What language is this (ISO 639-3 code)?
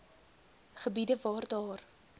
afr